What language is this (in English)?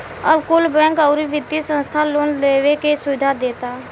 Bhojpuri